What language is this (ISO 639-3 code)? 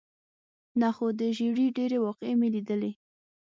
pus